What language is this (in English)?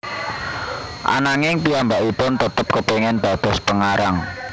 Javanese